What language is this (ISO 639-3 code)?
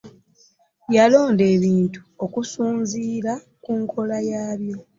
lug